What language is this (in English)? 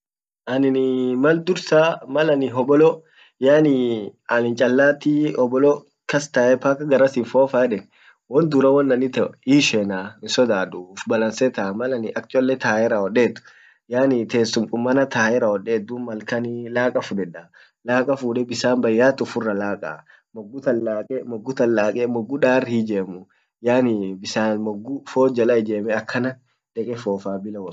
Orma